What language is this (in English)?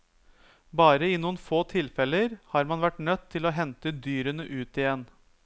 Norwegian